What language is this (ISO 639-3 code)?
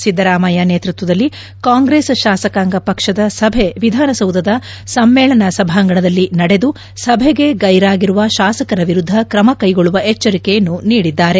kan